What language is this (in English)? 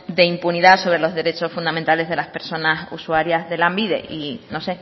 Spanish